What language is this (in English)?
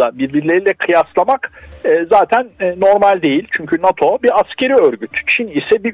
Turkish